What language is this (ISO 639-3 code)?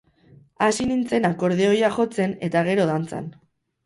eus